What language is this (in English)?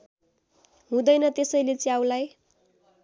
Nepali